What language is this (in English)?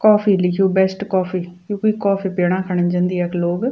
Garhwali